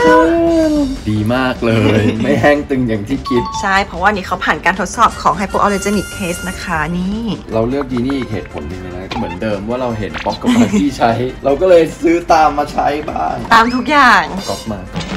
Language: Thai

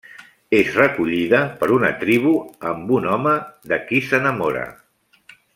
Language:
Catalan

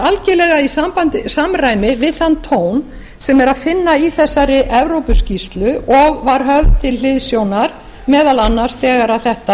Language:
Icelandic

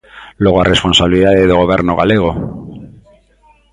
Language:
Galician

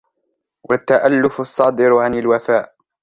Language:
Arabic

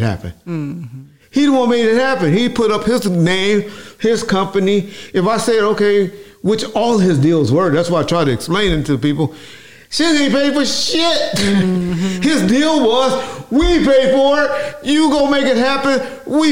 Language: English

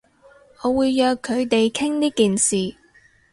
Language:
Cantonese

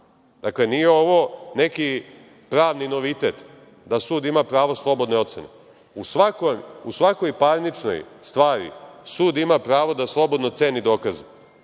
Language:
Serbian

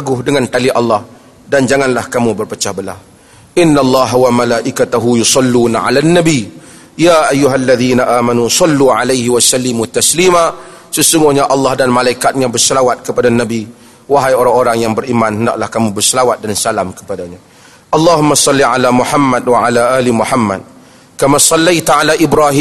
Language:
Malay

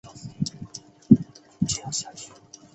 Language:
Chinese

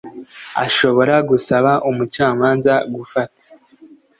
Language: Kinyarwanda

